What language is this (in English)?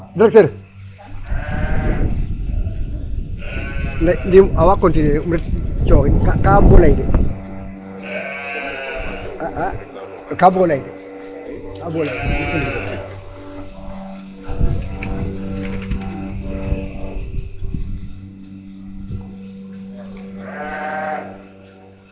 Serer